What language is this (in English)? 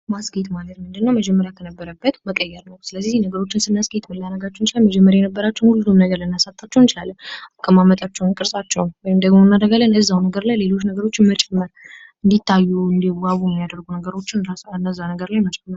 Amharic